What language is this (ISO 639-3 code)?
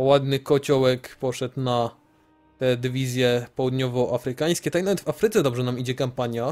pol